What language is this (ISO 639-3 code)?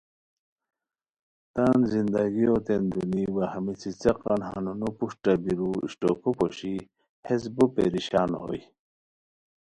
khw